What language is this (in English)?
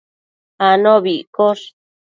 Matsés